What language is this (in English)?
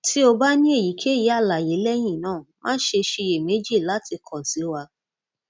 Yoruba